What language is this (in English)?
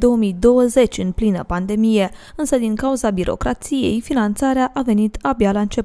Romanian